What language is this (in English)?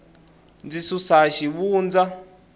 Tsonga